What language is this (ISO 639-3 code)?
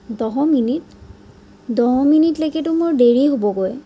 asm